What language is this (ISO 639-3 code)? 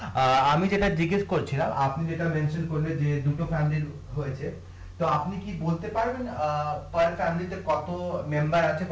ben